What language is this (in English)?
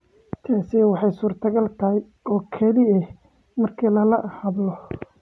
Somali